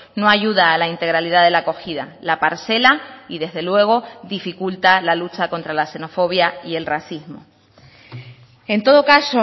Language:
Spanish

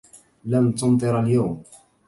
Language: Arabic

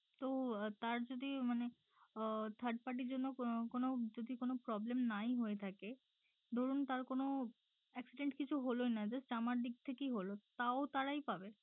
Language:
Bangla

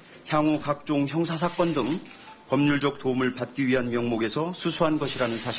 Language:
Korean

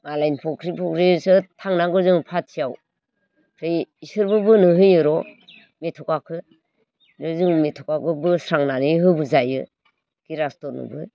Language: Bodo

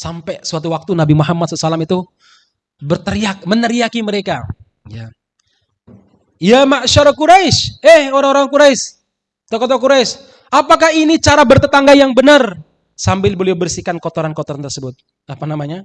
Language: Indonesian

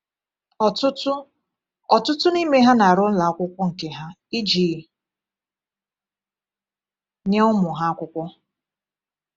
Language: Igbo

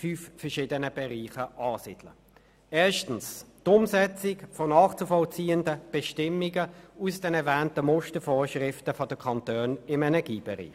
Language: Swiss German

